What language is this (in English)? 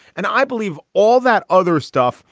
English